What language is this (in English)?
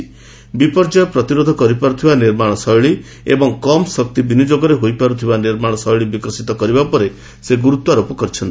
Odia